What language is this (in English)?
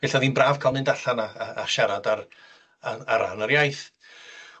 Welsh